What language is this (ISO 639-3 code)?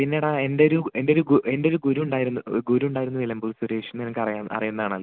mal